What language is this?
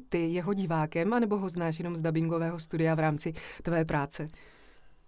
Czech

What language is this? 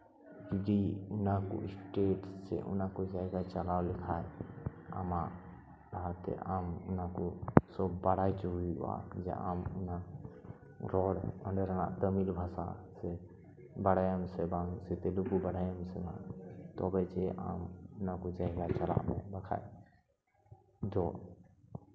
Santali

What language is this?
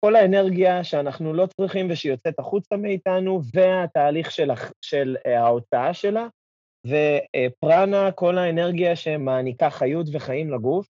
Hebrew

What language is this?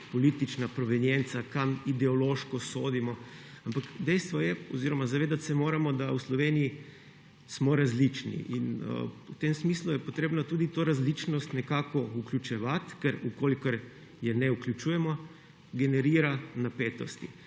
Slovenian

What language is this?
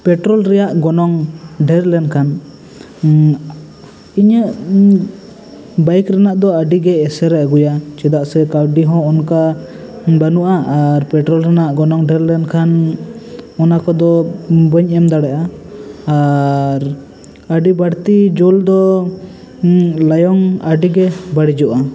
Santali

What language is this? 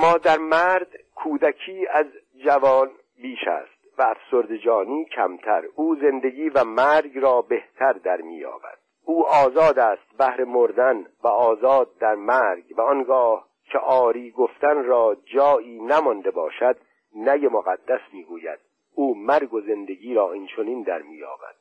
Persian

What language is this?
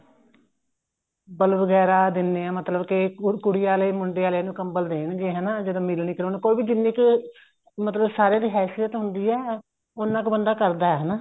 Punjabi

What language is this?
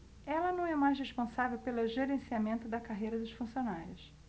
Portuguese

